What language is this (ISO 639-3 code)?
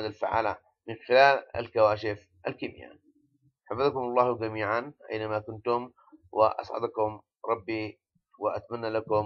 ara